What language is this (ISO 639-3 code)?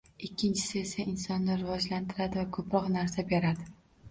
uzb